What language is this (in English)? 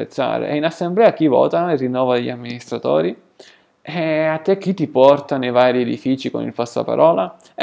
Italian